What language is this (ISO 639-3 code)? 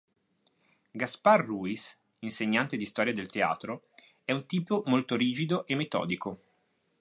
ita